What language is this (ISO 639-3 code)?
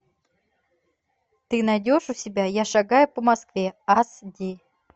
rus